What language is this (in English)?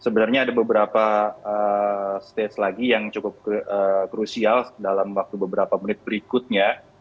Indonesian